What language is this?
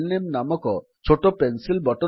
Odia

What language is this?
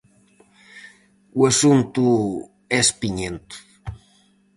Galician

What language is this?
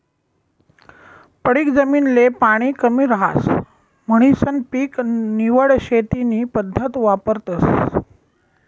Marathi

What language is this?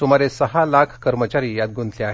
Marathi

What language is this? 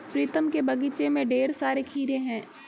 Hindi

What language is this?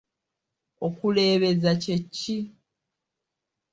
Ganda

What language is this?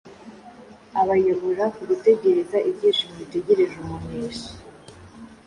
Kinyarwanda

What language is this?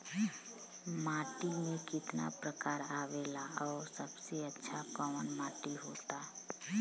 Bhojpuri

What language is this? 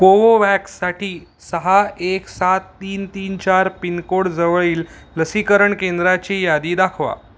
Marathi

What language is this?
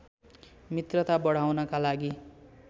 Nepali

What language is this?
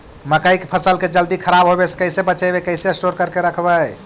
Magahi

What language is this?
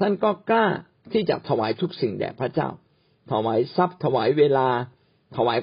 Thai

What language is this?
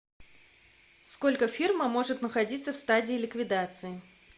Russian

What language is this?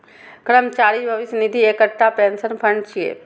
Maithili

